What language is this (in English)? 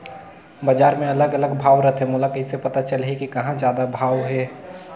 Chhattisgarhi